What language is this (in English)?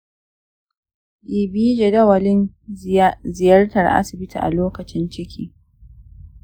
Hausa